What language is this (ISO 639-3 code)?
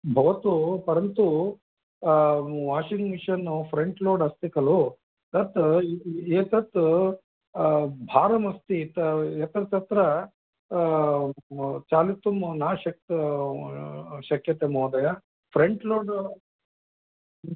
san